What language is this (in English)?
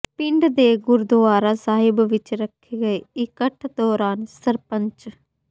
Punjabi